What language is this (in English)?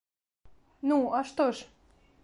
Belarusian